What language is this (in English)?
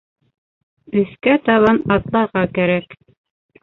Bashkir